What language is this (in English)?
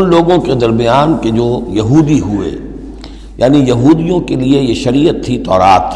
Urdu